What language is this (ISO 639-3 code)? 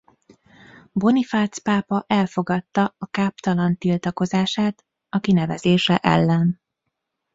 hun